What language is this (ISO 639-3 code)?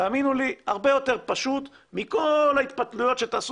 heb